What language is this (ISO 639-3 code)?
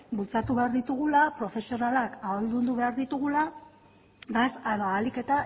eus